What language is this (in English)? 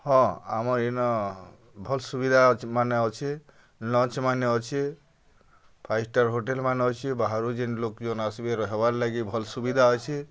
Odia